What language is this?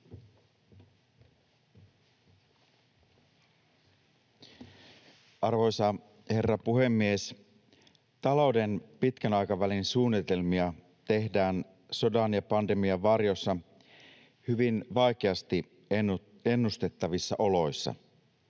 Finnish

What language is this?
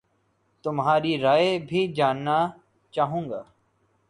Urdu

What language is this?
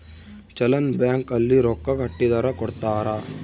Kannada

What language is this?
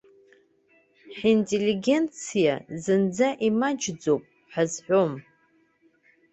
Abkhazian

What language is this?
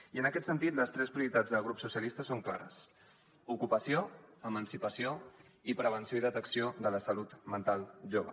Catalan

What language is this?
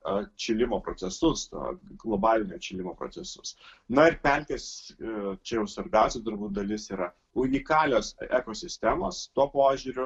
Lithuanian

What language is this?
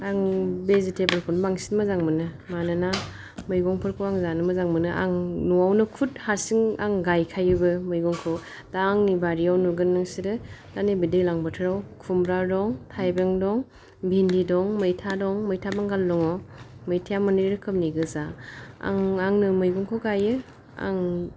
Bodo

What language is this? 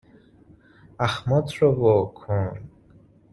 Persian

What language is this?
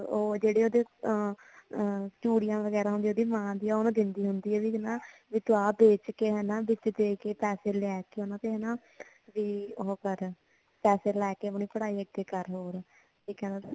Punjabi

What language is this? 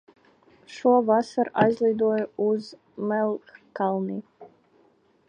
Latvian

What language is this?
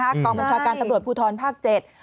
Thai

